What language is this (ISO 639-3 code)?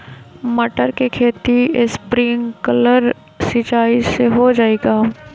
mag